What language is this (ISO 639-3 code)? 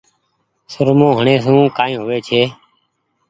gig